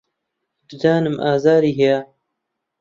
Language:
Central Kurdish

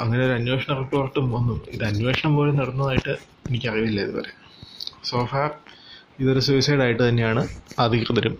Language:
Malayalam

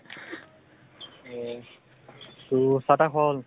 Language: Assamese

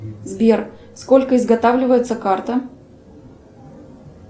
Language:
Russian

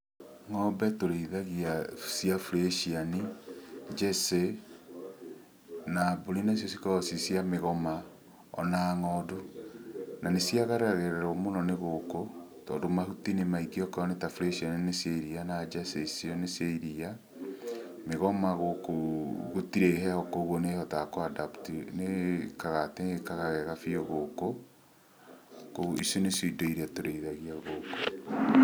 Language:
Kikuyu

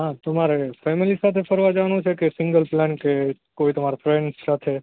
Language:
Gujarati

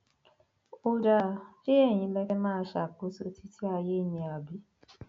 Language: Yoruba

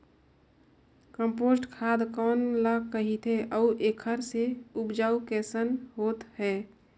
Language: Chhattisgarhi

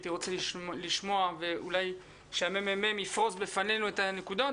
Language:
Hebrew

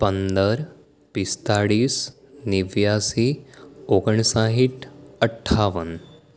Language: Gujarati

